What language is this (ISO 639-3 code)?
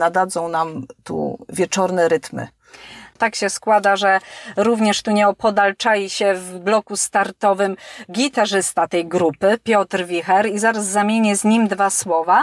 pol